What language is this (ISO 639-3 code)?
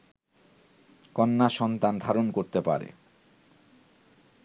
ben